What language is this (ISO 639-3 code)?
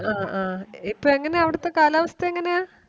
mal